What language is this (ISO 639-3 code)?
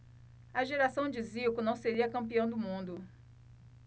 por